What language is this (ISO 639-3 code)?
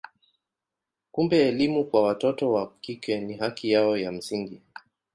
swa